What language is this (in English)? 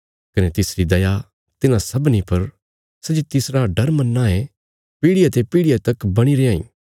Bilaspuri